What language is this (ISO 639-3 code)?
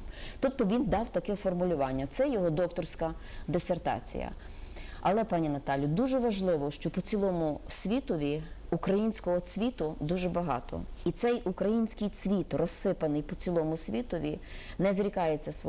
ukr